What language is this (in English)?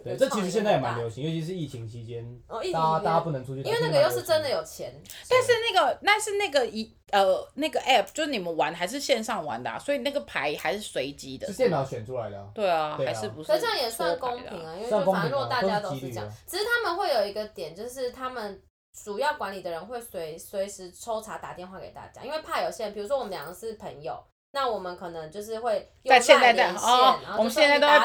Chinese